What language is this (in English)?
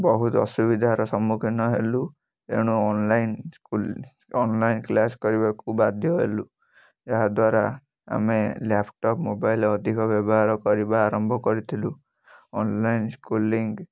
Odia